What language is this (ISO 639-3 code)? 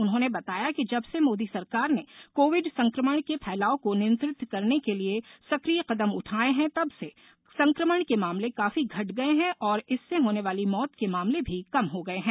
hin